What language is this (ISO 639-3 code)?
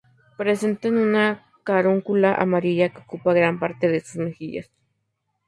spa